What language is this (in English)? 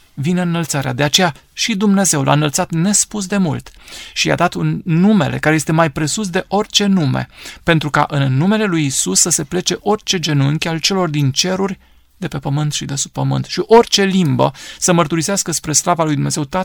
Romanian